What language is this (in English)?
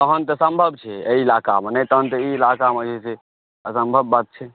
Maithili